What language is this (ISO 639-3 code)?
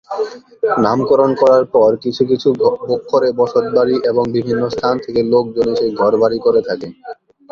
ben